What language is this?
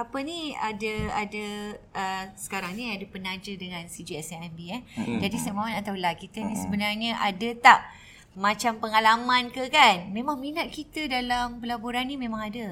Malay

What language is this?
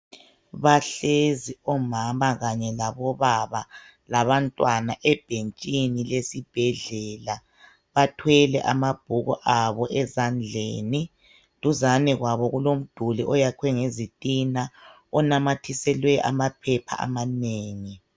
North Ndebele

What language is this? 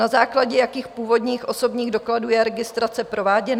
Czech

